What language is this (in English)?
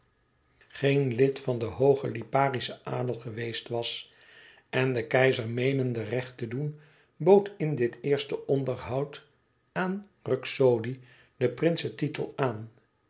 Dutch